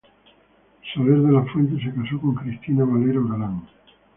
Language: Spanish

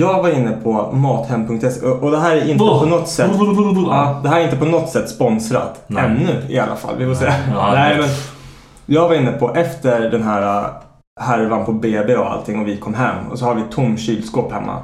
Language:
Swedish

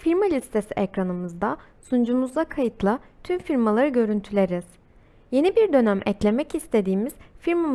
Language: Turkish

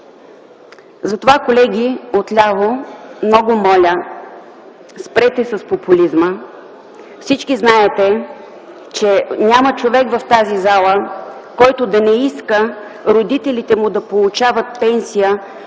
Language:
Bulgarian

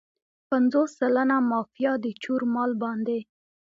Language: Pashto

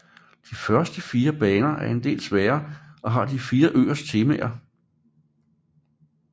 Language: Danish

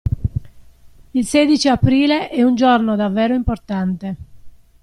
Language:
Italian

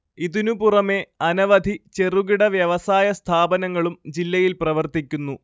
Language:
Malayalam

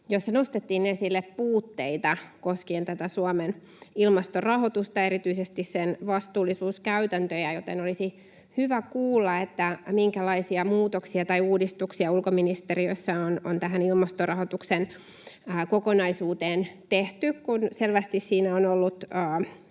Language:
Finnish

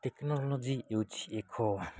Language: Odia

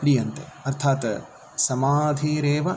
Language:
Sanskrit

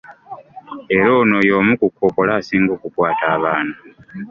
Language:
Ganda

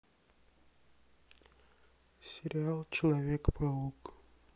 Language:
Russian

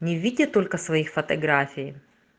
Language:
Russian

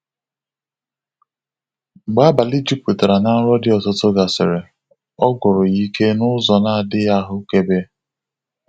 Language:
Igbo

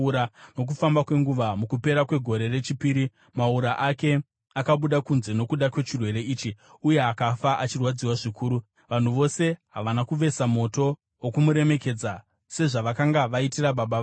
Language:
Shona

